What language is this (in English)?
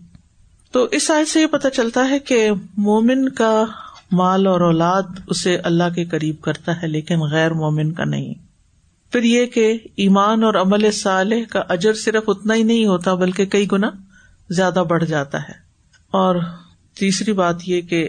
Urdu